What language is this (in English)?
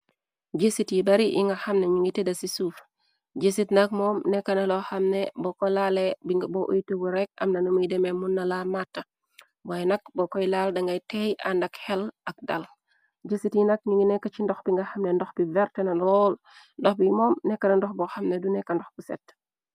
Wolof